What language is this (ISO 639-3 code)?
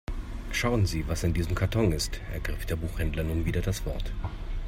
deu